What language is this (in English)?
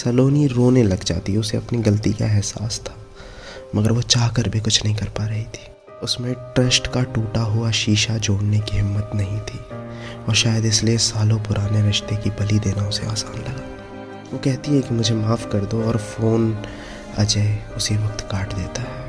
Hindi